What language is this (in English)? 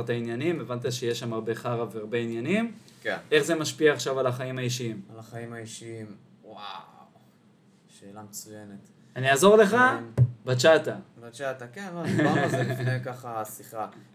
Hebrew